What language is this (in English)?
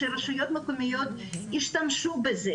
Hebrew